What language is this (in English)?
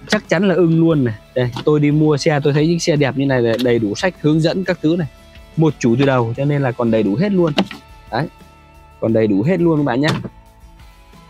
Vietnamese